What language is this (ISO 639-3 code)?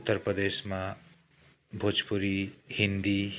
nep